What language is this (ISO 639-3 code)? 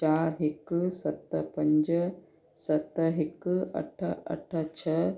snd